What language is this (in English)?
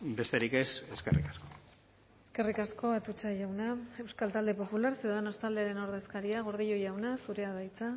Basque